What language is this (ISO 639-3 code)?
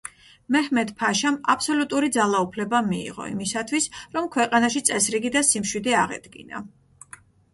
kat